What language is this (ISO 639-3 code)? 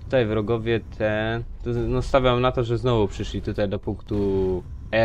pol